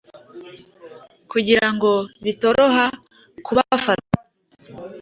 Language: Kinyarwanda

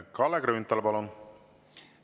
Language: Estonian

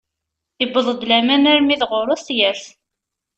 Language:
Kabyle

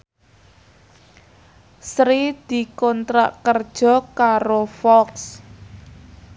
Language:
Javanese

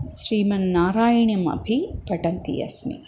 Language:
Sanskrit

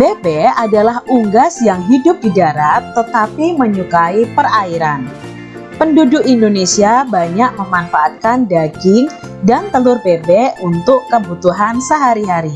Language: Indonesian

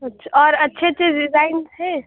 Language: Urdu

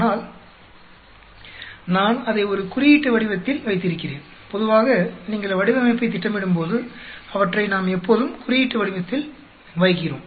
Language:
Tamil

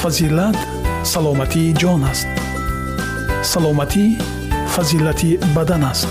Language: Persian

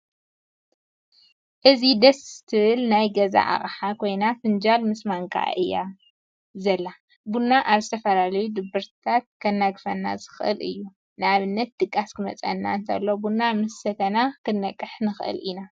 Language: Tigrinya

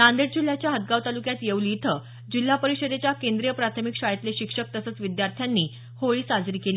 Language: Marathi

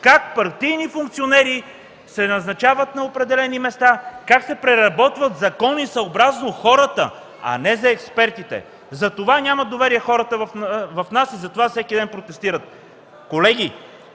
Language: Bulgarian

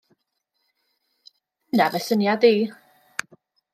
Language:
Welsh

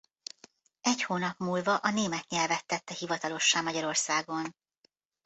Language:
Hungarian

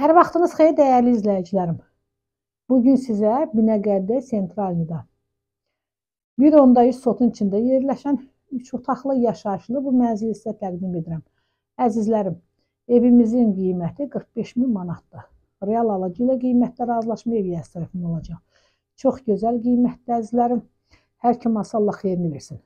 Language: Turkish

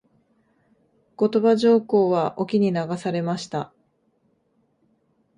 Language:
Japanese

